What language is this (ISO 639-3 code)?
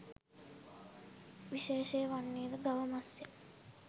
sin